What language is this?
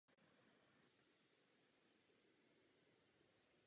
Czech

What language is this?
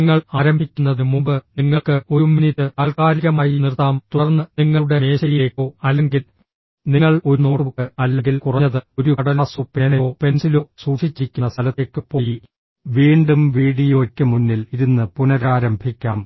Malayalam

